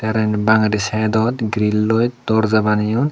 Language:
Chakma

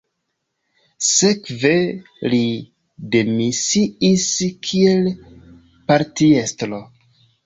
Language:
Esperanto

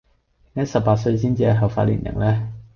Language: Cantonese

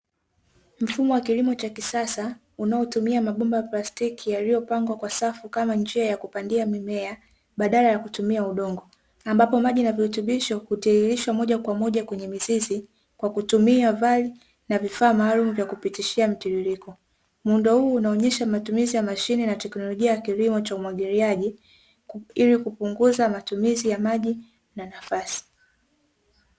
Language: Swahili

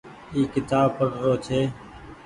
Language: Goaria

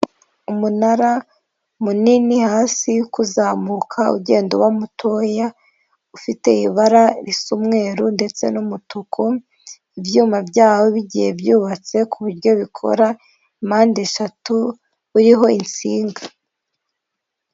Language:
Kinyarwanda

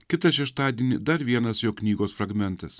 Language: Lithuanian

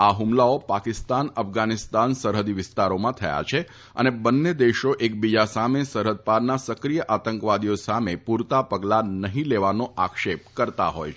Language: Gujarati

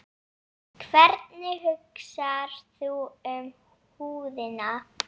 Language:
Icelandic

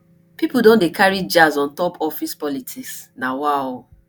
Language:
Nigerian Pidgin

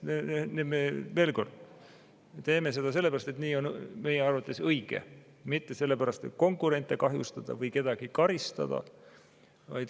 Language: Estonian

